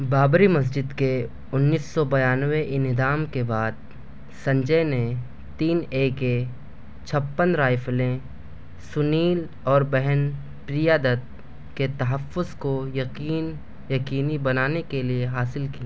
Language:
Urdu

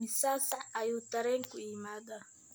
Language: Somali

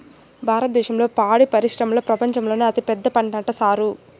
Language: Telugu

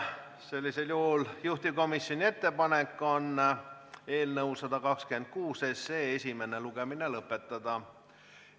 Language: Estonian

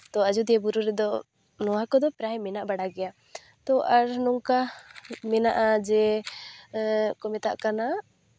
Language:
Santali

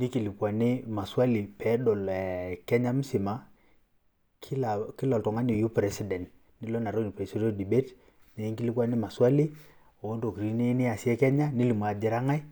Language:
Masai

